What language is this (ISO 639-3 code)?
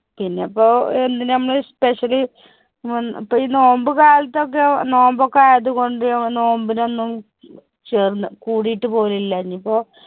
mal